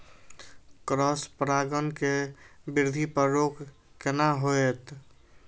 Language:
Maithili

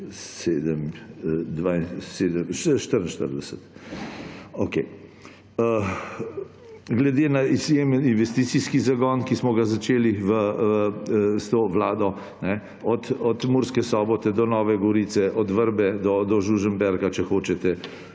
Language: Slovenian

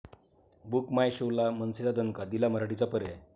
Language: Marathi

